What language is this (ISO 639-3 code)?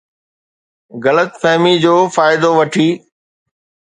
snd